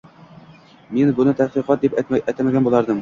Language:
Uzbek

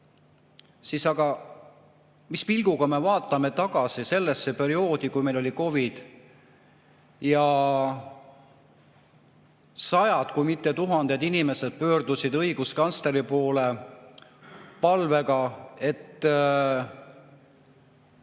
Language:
Estonian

